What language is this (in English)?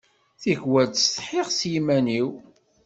Kabyle